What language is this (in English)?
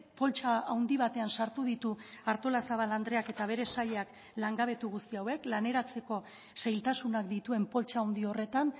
Basque